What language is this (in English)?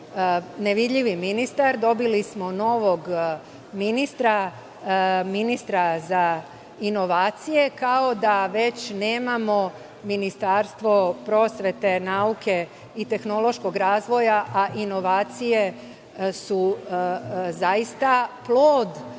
Serbian